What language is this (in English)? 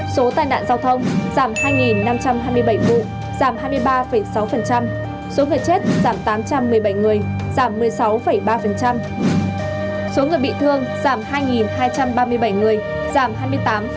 Vietnamese